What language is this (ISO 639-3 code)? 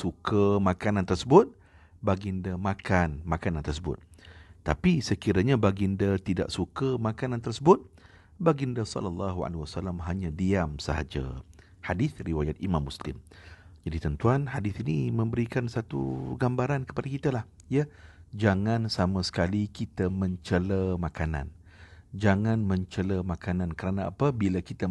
msa